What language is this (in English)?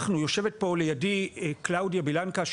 Hebrew